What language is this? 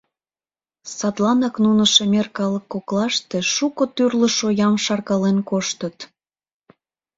Mari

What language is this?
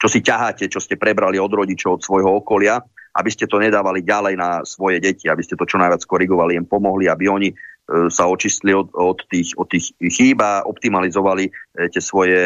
Slovak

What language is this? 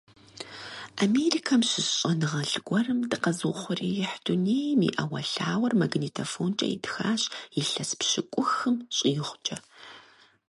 Kabardian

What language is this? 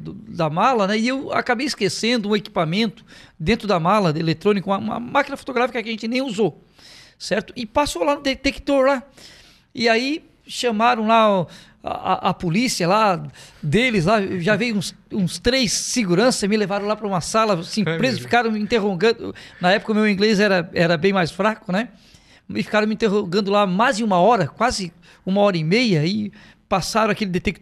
Portuguese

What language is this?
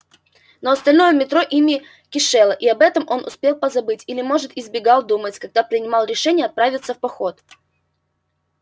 Russian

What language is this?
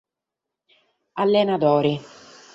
Sardinian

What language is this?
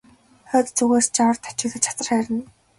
Mongolian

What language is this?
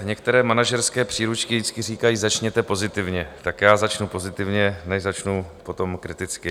Czech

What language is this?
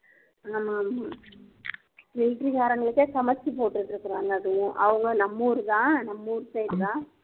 Tamil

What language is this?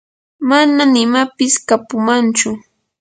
Yanahuanca Pasco Quechua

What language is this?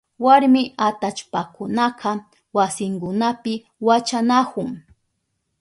Southern Pastaza Quechua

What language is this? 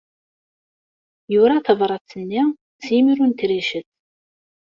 Kabyle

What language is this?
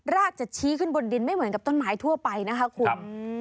Thai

